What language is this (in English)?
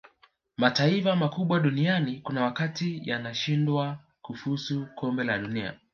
Swahili